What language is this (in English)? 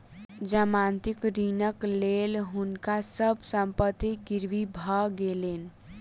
Maithili